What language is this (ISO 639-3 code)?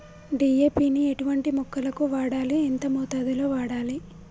tel